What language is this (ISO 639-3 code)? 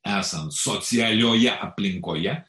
lit